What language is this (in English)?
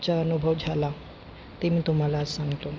Marathi